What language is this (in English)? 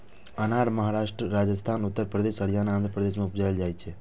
Maithili